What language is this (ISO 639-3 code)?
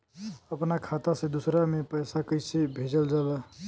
bho